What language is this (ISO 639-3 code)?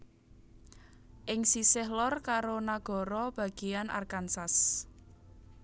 jav